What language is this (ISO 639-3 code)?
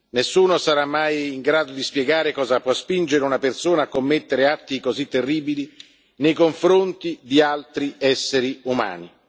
ita